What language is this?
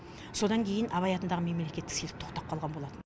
Kazakh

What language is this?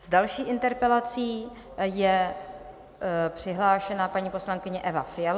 Czech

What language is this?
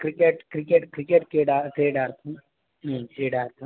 Sanskrit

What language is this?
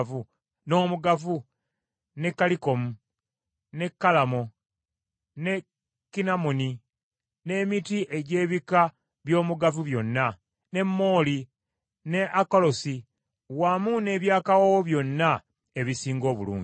Ganda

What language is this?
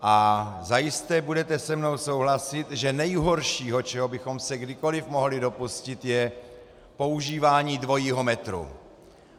Czech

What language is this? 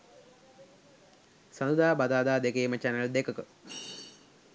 Sinhala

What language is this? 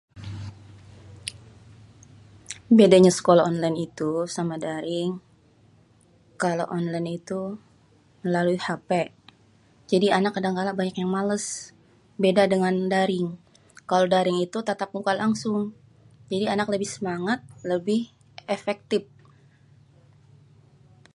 Betawi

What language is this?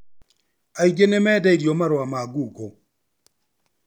Kikuyu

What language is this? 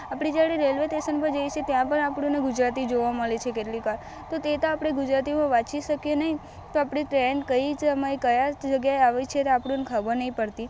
Gujarati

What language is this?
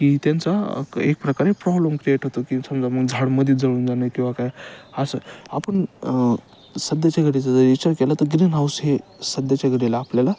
Marathi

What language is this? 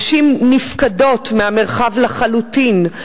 Hebrew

